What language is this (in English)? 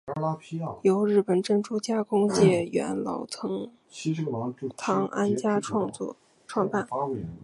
Chinese